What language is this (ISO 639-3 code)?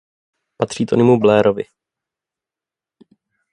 ces